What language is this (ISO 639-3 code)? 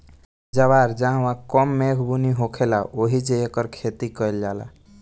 bho